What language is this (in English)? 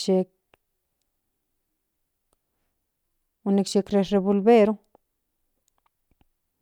Central Nahuatl